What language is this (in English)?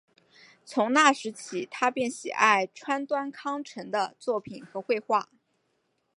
Chinese